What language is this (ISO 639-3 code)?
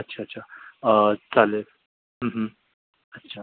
mar